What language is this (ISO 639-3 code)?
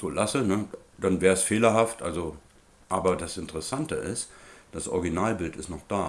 deu